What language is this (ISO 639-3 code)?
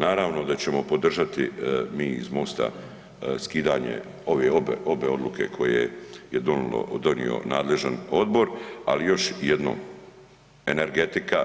hrv